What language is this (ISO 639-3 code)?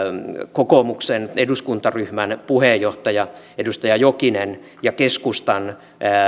fin